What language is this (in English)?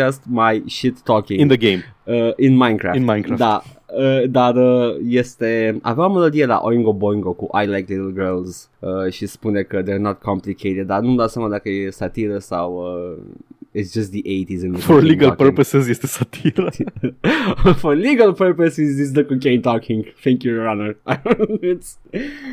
Romanian